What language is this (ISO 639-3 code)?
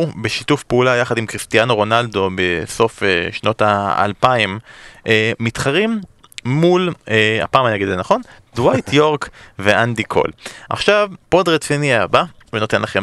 heb